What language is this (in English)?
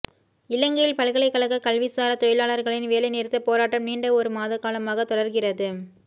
Tamil